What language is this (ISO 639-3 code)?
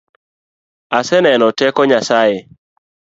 luo